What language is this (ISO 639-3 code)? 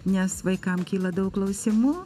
lit